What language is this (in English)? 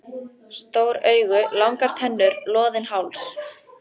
Icelandic